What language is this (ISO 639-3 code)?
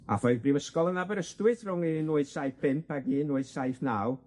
cym